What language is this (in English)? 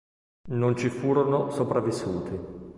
Italian